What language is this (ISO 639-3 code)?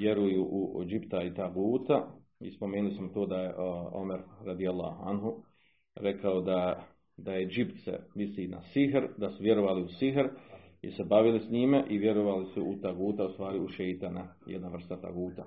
hrv